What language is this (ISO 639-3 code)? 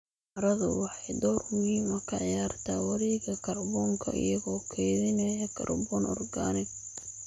som